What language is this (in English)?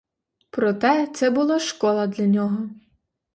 Ukrainian